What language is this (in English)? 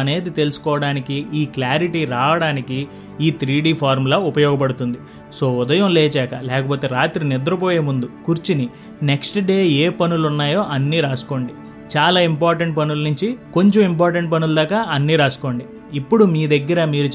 Telugu